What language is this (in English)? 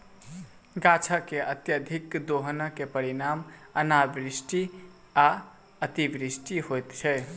Maithili